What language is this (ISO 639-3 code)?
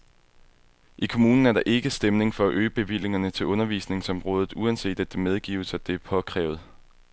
dan